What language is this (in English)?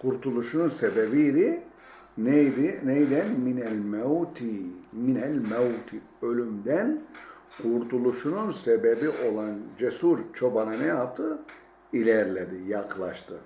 Turkish